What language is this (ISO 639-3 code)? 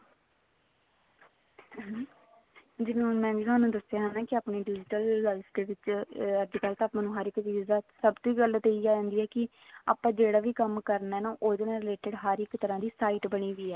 pan